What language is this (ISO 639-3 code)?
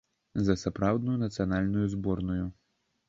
bel